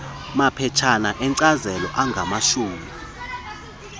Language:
Xhosa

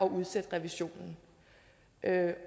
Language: Danish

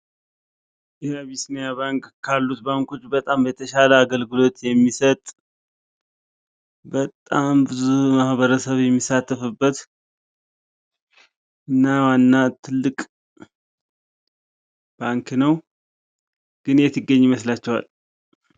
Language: Amharic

